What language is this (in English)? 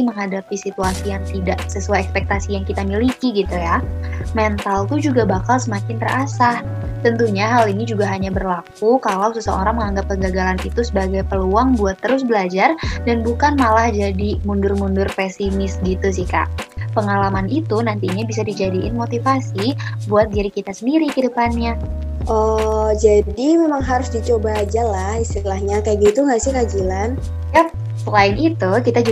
Indonesian